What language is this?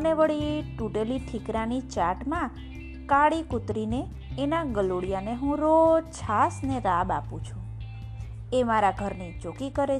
Gujarati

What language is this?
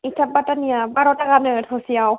Bodo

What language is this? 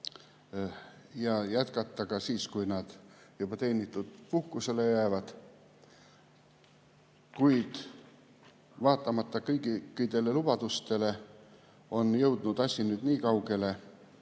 Estonian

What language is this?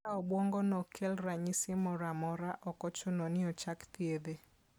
Luo (Kenya and Tanzania)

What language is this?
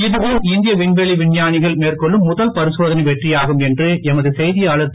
Tamil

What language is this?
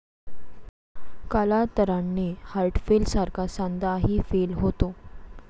Marathi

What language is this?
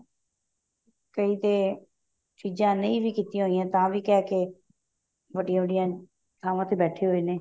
Punjabi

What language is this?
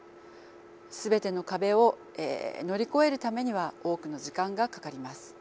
Japanese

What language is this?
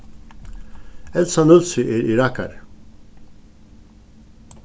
Faroese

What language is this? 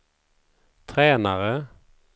Swedish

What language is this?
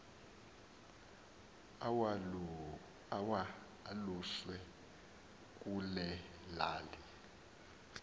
Xhosa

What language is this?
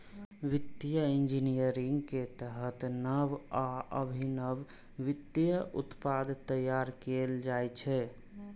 Maithili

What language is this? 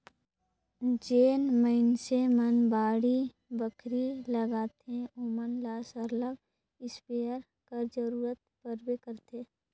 Chhattisgarhi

